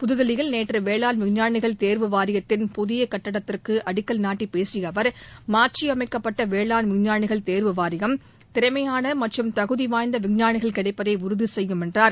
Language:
Tamil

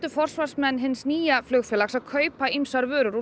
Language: Icelandic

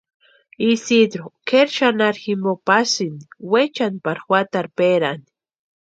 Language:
Western Highland Purepecha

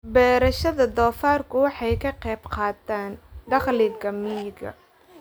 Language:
Somali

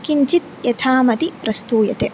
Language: Sanskrit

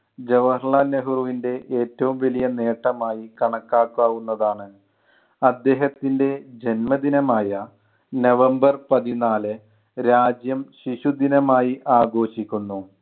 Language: Malayalam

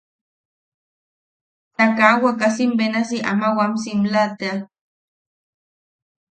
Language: Yaqui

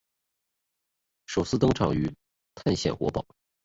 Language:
Chinese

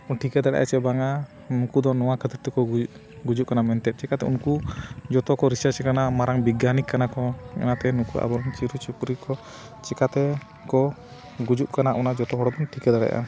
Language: Santali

